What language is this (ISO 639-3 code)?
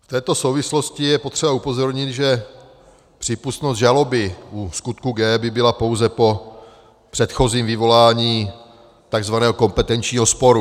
ces